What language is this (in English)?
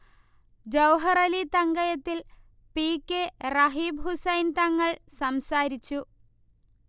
Malayalam